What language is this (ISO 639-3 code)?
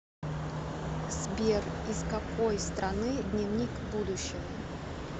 rus